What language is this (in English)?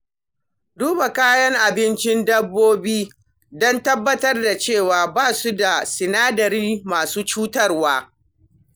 Hausa